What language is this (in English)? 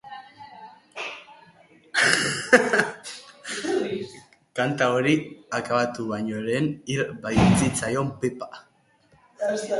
Basque